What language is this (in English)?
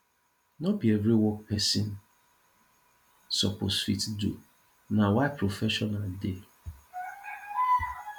Nigerian Pidgin